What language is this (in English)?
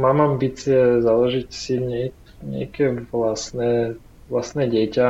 Slovak